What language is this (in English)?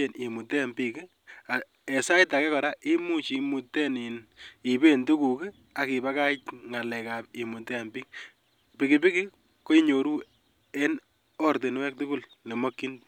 Kalenjin